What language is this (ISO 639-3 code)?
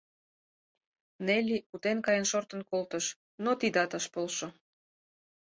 chm